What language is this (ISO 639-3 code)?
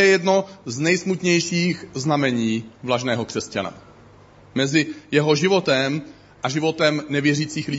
ces